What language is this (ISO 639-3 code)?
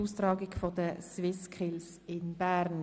gsw